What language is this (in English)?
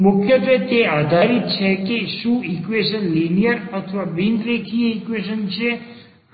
Gujarati